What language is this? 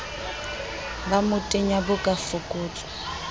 Southern Sotho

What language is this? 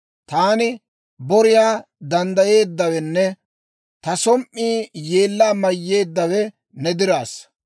Dawro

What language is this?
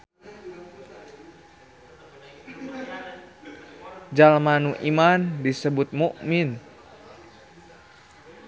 Sundanese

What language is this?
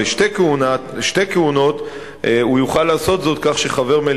Hebrew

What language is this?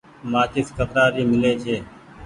Goaria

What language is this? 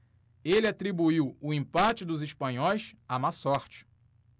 Portuguese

